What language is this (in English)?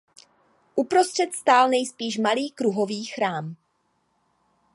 Czech